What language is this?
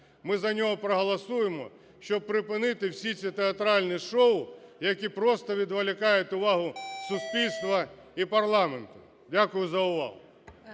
Ukrainian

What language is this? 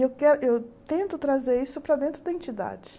Portuguese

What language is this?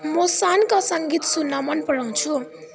Nepali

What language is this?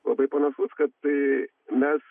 Lithuanian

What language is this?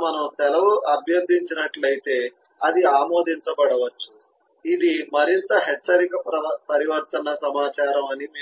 Telugu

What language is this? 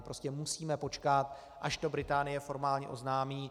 Czech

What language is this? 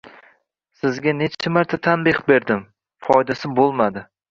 Uzbek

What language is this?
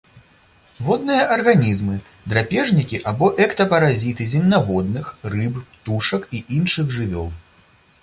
Belarusian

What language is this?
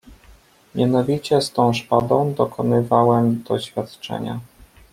Polish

